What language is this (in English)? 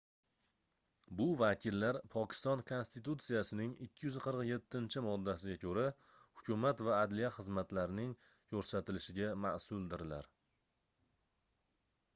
Uzbek